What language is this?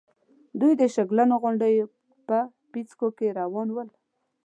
Pashto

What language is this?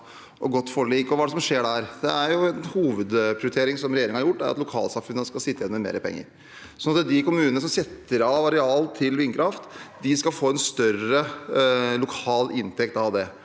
Norwegian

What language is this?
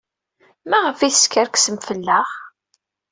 Kabyle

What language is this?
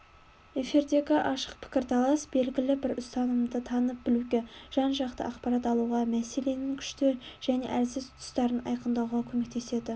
Kazakh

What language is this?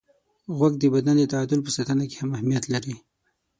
Pashto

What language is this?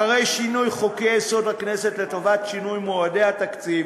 Hebrew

